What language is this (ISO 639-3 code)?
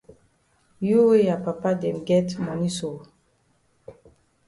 wes